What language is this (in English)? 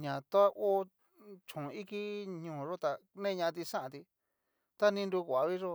Cacaloxtepec Mixtec